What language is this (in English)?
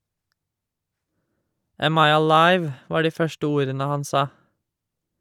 Norwegian